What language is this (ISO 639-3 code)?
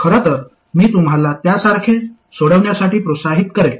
mar